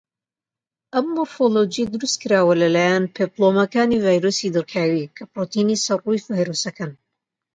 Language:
Central Kurdish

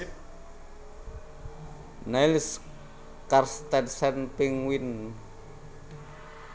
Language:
Javanese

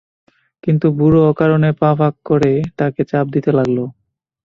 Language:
Bangla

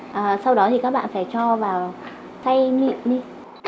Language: Vietnamese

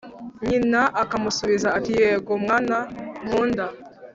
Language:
Kinyarwanda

